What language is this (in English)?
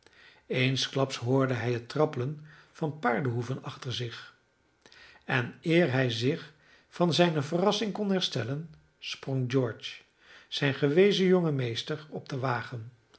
Dutch